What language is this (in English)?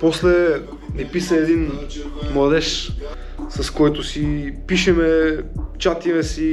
Bulgarian